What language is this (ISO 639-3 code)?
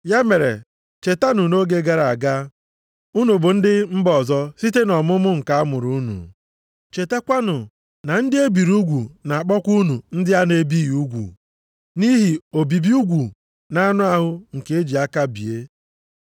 ibo